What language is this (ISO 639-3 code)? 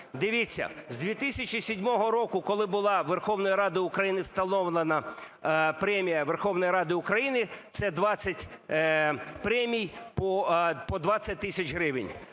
ukr